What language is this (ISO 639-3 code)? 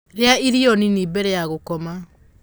kik